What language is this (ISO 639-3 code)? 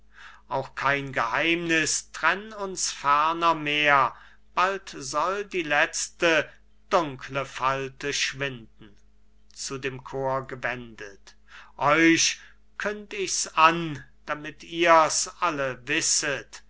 deu